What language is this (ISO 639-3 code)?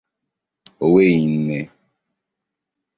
ibo